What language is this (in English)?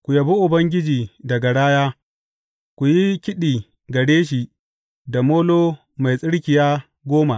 Hausa